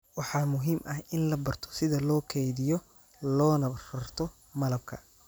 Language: Somali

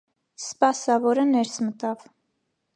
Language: Armenian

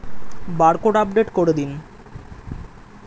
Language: Bangla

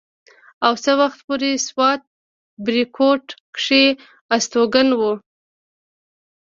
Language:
Pashto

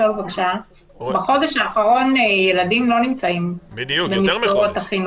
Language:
Hebrew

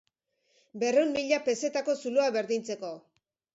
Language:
Basque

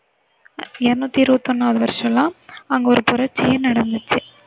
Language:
Tamil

